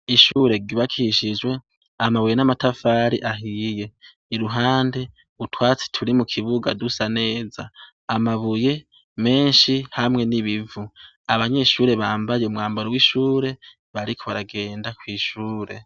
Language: Rundi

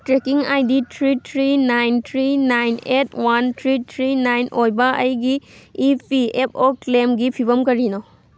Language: Manipuri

